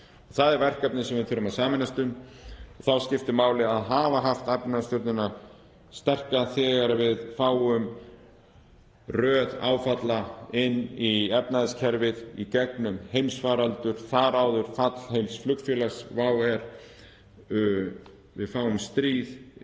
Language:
Icelandic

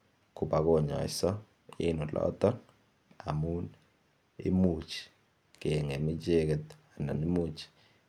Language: Kalenjin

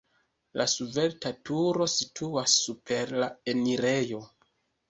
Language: Esperanto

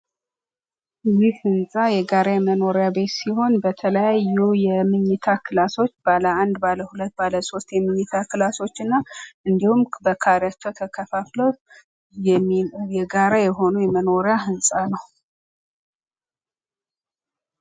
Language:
Amharic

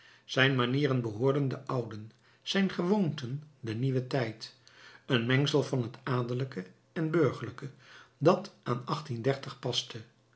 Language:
Dutch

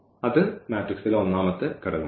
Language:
Malayalam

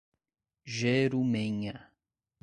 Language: Portuguese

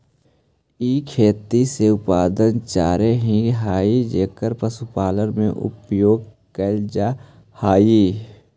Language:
Magahi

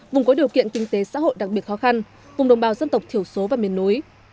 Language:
Vietnamese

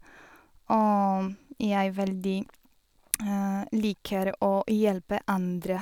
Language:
Norwegian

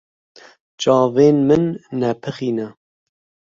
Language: Kurdish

